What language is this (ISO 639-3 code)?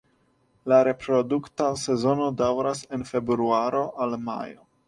epo